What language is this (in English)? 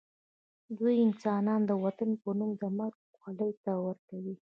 Pashto